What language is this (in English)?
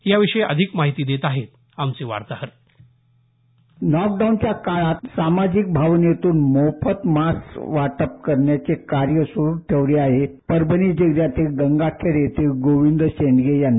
Marathi